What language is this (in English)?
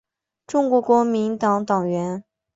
Chinese